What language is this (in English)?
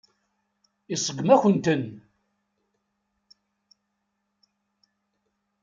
Kabyle